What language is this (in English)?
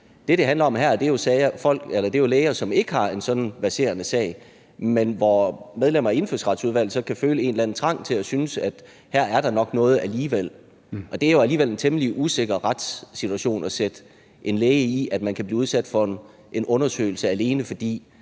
Danish